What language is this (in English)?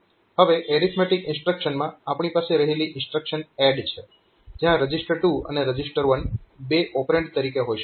Gujarati